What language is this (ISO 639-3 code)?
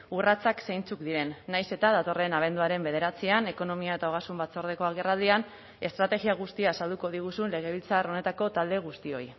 eus